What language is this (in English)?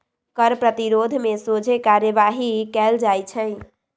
Magahi